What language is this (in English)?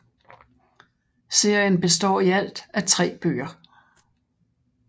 Danish